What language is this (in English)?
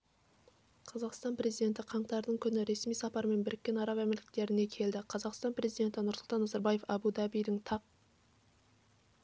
Kazakh